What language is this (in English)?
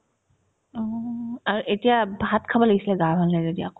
Assamese